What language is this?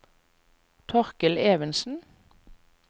Norwegian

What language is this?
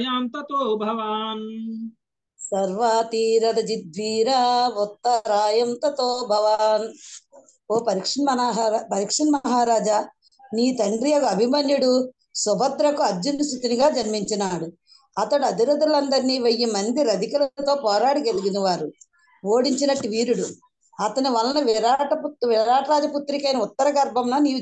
Telugu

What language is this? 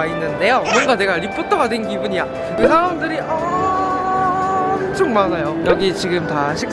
Korean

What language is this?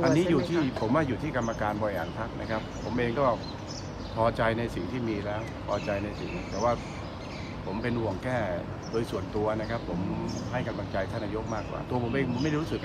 Thai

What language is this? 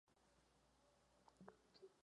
Czech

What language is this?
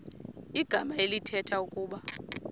Xhosa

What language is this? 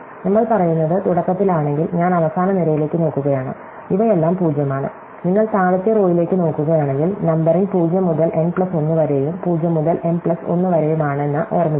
Malayalam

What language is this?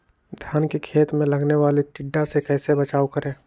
Magahi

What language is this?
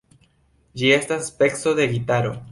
Esperanto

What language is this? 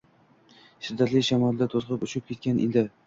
Uzbek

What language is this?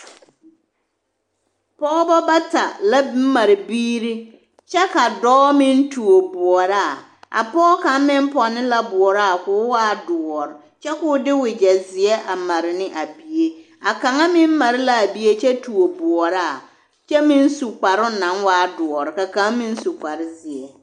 Southern Dagaare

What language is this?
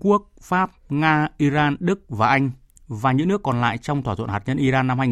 Vietnamese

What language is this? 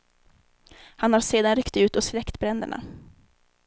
Swedish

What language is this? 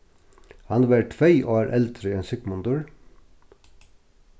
Faroese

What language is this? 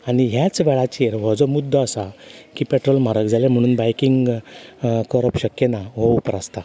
Konkani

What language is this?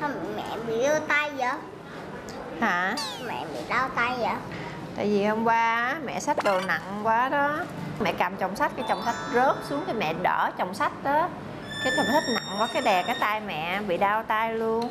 Vietnamese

